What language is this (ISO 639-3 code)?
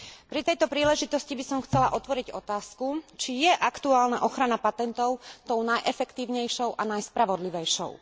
slk